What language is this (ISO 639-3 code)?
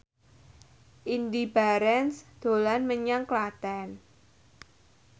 jav